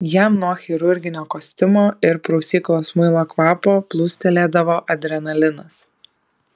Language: Lithuanian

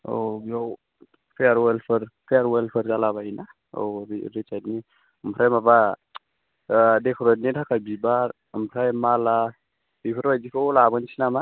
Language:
Bodo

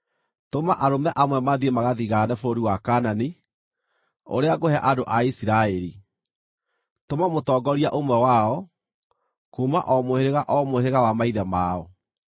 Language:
Kikuyu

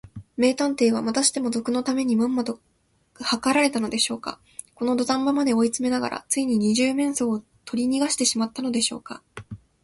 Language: Japanese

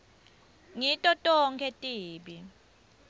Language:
Swati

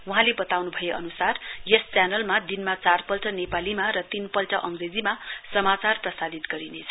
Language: Nepali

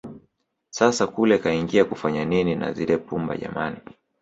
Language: Swahili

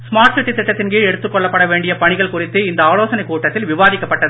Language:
Tamil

